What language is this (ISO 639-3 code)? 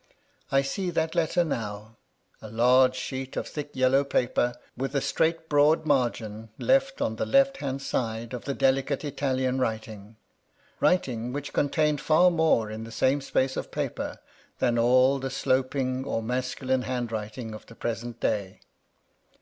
eng